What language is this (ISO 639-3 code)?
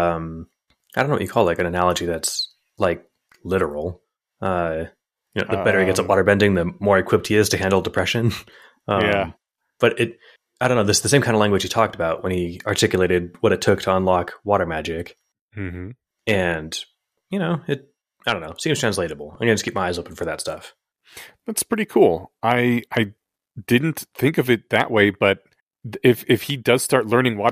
eng